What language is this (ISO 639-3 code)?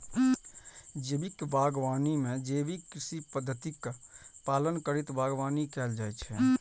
mai